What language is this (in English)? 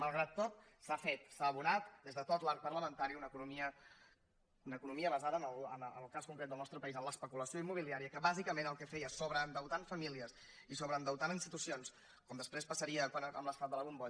Catalan